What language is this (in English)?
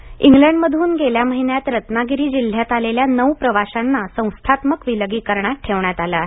Marathi